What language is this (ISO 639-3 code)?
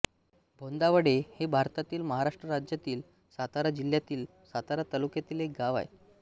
mar